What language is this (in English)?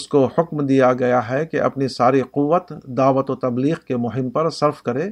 Urdu